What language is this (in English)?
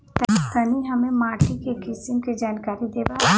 Bhojpuri